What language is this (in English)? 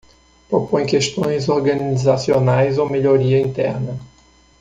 Portuguese